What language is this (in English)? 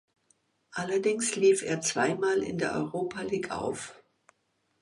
German